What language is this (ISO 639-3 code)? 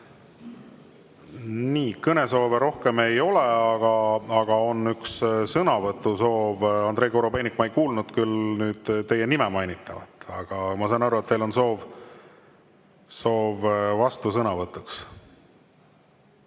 est